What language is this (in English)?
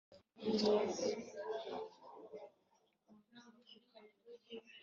Kinyarwanda